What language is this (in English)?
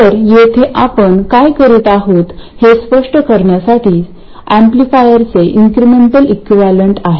Marathi